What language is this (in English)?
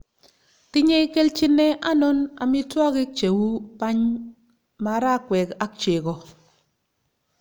Kalenjin